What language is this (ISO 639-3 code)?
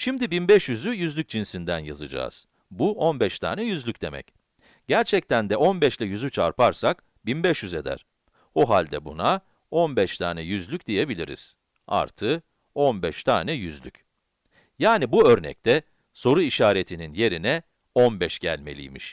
tur